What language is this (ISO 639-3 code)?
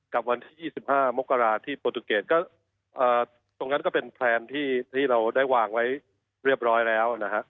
tha